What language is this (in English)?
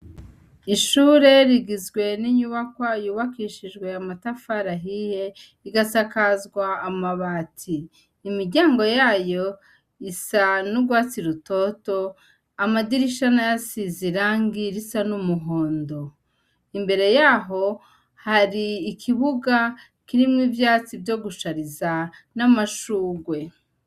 Rundi